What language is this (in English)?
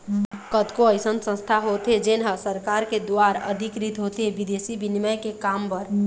Chhattisgarhi